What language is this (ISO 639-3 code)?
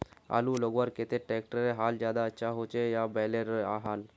mag